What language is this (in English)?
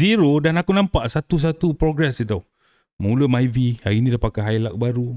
Malay